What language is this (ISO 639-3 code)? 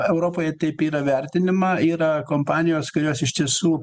lit